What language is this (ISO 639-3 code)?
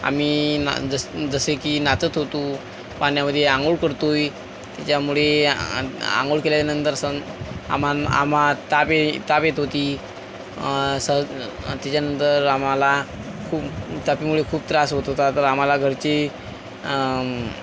mar